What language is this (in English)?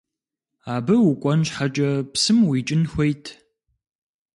Kabardian